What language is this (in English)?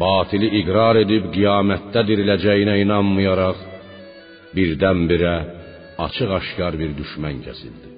Persian